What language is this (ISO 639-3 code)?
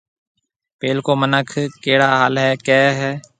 mve